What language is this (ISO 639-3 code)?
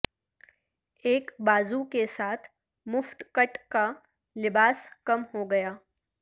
urd